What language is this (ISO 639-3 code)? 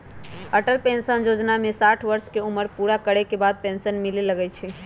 mag